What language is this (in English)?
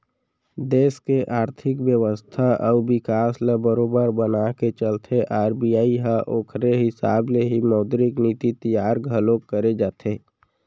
Chhattisgarhi